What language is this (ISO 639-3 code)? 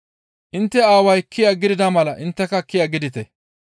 gmv